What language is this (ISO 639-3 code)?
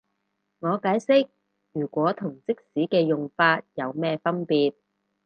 yue